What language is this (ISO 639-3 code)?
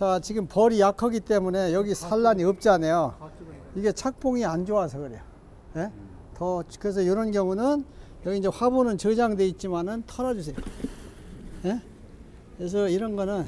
kor